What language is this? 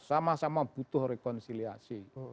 Indonesian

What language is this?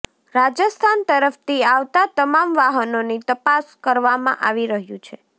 Gujarati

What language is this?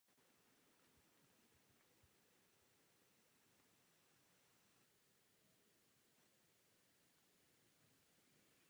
Czech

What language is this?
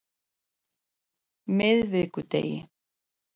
Icelandic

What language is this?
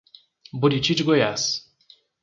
Portuguese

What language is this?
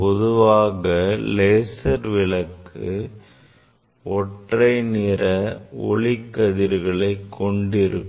Tamil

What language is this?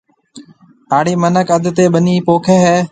Marwari (Pakistan)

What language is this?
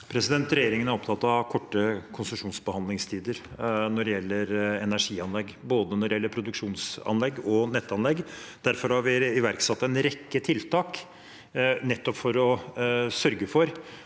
Norwegian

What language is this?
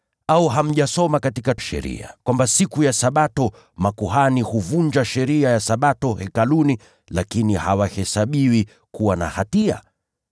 Swahili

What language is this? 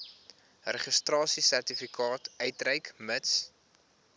Afrikaans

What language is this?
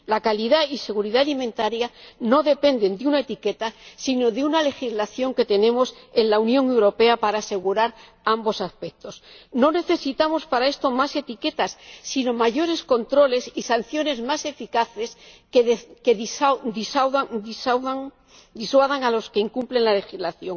Spanish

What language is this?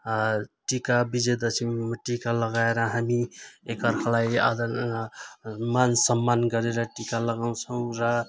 Nepali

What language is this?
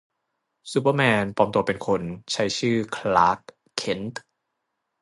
Thai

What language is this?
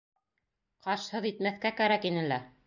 Bashkir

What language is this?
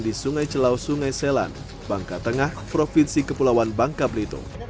Indonesian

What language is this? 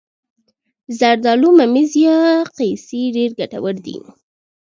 Pashto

